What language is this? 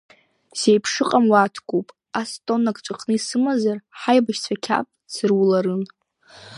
Abkhazian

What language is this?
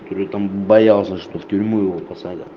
Russian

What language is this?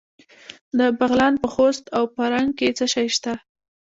Pashto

